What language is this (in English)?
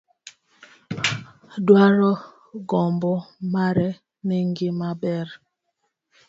Luo (Kenya and Tanzania)